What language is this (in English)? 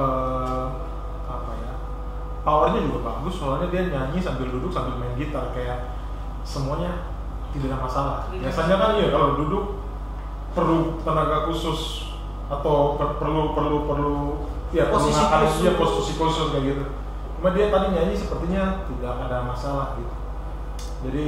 Indonesian